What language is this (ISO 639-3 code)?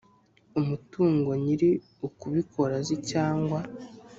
kin